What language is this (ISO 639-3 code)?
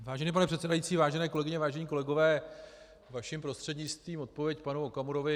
ces